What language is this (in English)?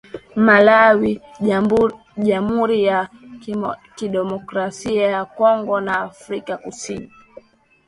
Swahili